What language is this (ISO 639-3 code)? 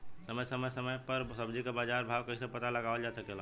bho